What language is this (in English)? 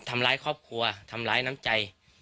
Thai